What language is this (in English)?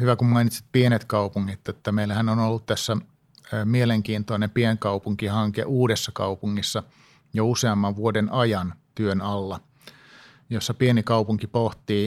Finnish